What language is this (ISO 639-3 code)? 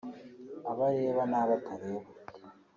kin